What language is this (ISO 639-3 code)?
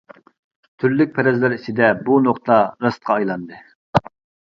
uig